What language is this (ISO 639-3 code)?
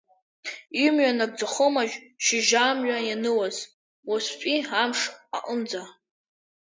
abk